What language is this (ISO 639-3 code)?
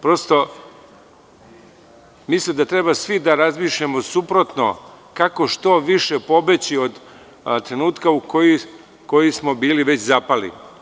srp